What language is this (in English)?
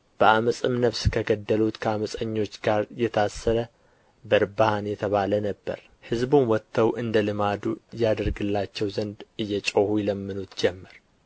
Amharic